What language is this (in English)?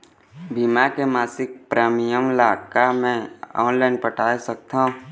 Chhattisgarhi